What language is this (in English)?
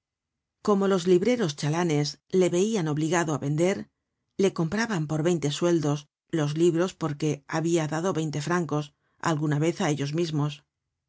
Spanish